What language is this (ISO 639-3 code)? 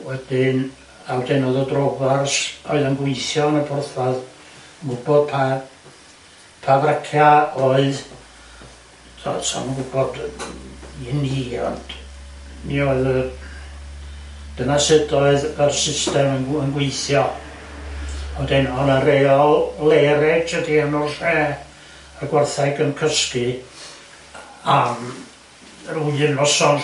cym